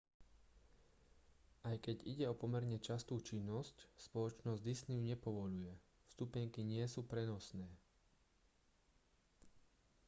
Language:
Slovak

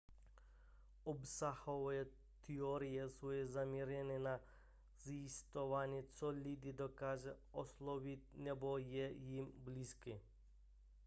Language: Czech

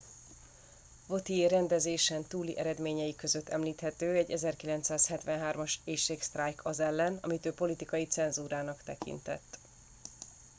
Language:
Hungarian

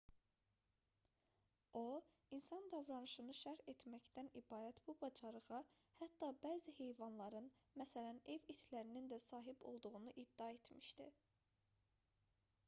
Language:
Azerbaijani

